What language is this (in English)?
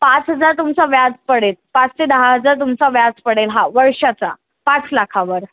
Marathi